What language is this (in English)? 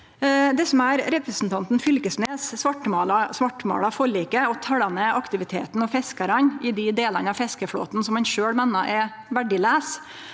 Norwegian